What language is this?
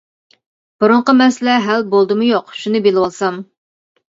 Uyghur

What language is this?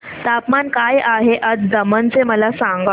Marathi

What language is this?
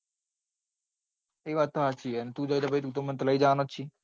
Gujarati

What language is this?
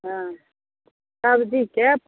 Maithili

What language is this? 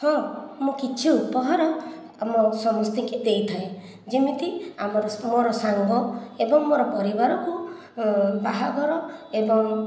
Odia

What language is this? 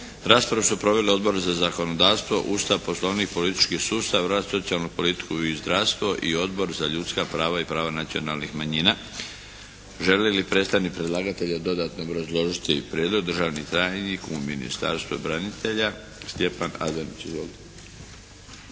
Croatian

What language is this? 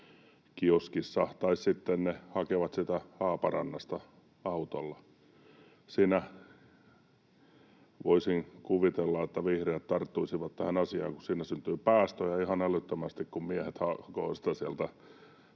Finnish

